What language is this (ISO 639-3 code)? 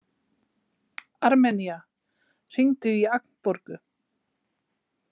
isl